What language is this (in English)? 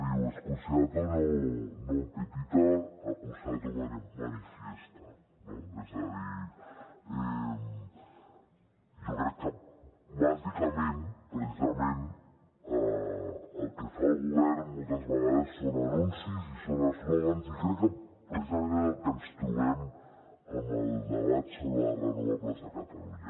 Catalan